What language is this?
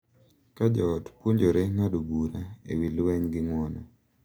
Luo (Kenya and Tanzania)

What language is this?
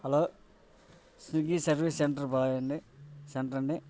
Telugu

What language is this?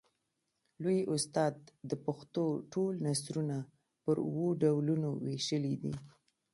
Pashto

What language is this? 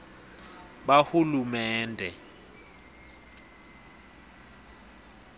Swati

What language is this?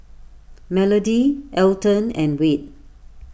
English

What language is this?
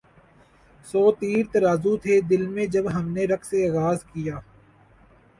Urdu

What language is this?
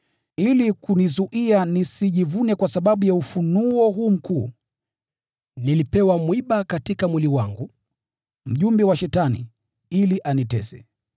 Swahili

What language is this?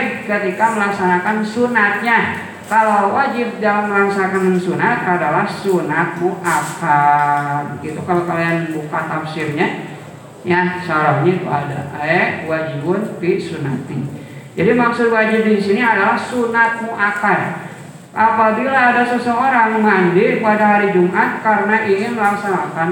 Indonesian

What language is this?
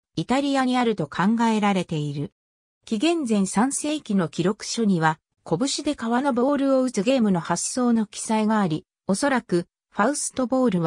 Japanese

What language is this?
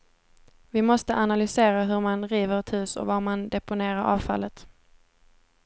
Swedish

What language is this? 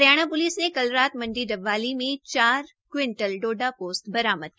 Hindi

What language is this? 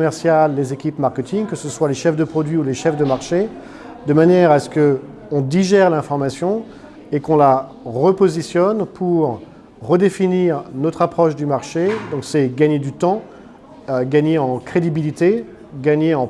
French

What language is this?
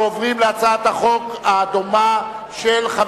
Hebrew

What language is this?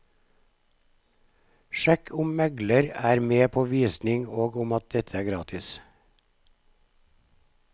Norwegian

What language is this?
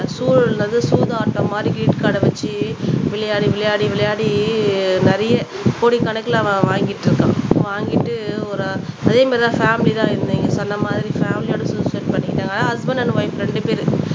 Tamil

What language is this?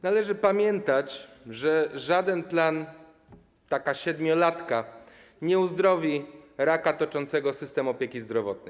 Polish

